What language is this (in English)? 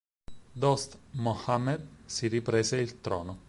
Italian